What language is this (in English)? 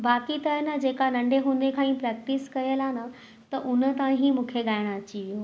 Sindhi